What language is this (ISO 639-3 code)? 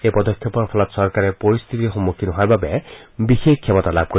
asm